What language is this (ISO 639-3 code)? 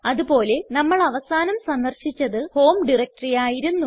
mal